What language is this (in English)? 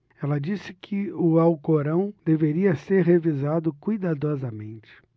Portuguese